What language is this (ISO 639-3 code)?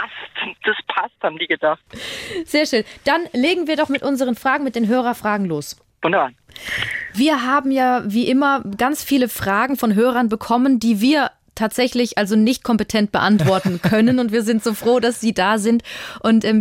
deu